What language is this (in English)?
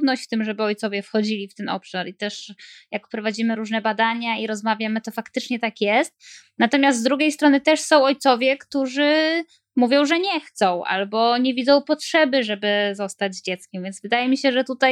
Polish